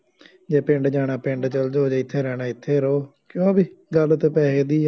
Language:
Punjabi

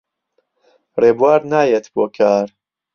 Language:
Central Kurdish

